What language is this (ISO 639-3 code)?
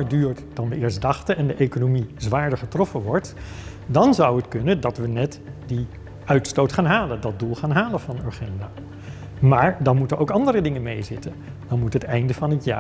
nld